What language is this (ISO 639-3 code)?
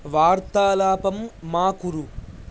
san